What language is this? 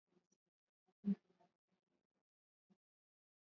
Swahili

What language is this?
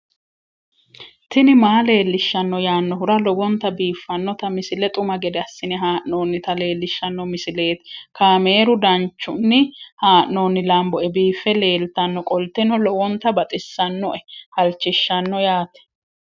Sidamo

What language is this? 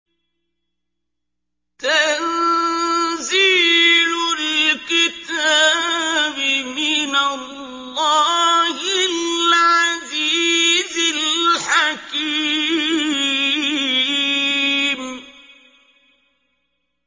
Arabic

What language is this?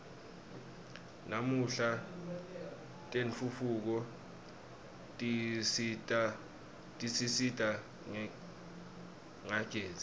Swati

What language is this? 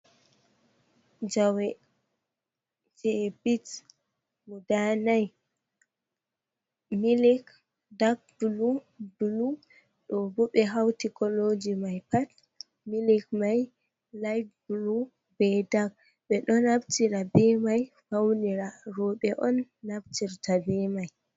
Fula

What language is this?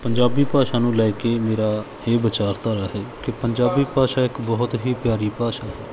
Punjabi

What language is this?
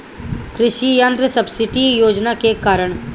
Bhojpuri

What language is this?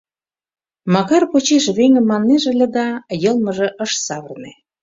Mari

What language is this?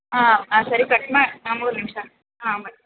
Kannada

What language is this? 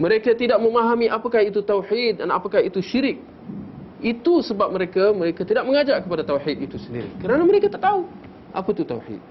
Malay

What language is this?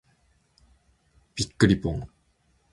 Japanese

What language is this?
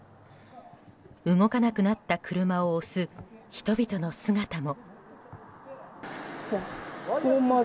Japanese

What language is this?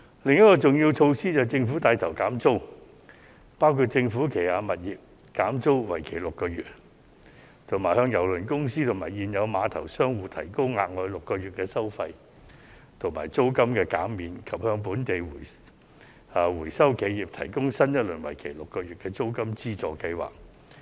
Cantonese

